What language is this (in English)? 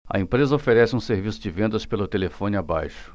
Portuguese